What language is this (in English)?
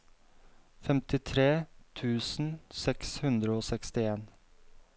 Norwegian